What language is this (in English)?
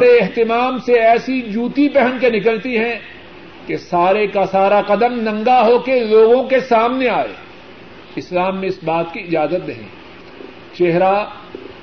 Urdu